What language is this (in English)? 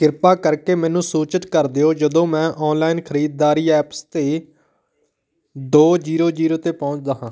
Punjabi